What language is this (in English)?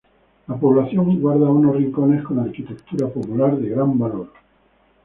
Spanish